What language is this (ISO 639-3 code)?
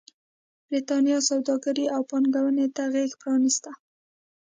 pus